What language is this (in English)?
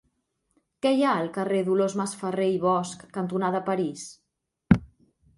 Catalan